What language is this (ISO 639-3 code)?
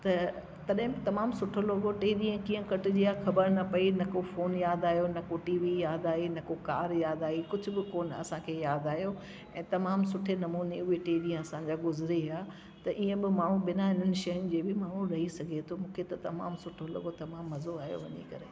snd